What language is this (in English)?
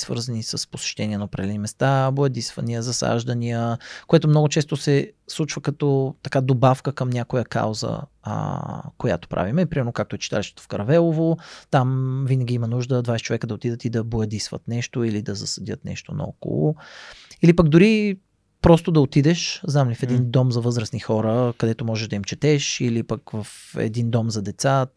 Bulgarian